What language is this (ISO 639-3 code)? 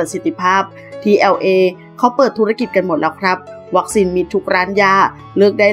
tha